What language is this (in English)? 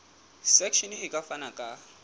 Southern Sotho